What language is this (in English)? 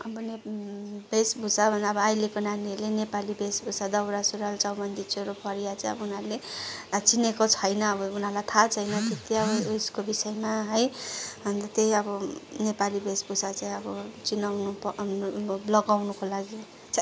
Nepali